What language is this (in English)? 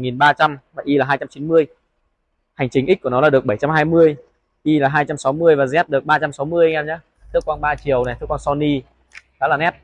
Vietnamese